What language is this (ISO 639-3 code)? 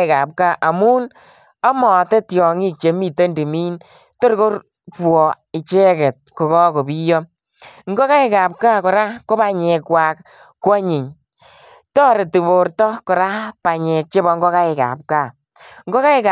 kln